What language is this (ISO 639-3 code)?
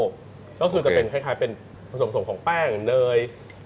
tha